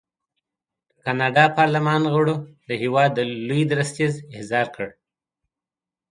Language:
Pashto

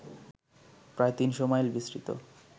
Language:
Bangla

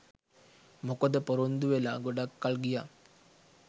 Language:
Sinhala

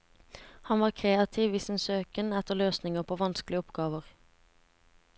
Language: Norwegian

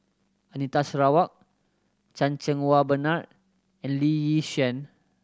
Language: English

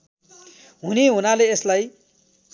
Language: Nepali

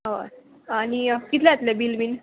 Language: Konkani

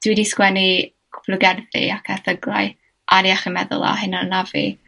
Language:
Welsh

